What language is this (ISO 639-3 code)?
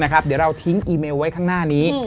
tha